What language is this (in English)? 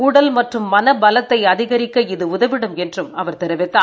Tamil